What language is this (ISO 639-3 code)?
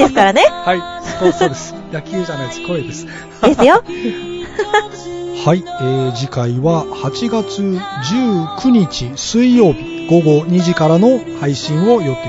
jpn